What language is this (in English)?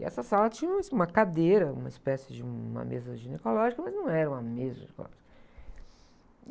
Portuguese